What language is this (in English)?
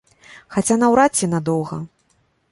Belarusian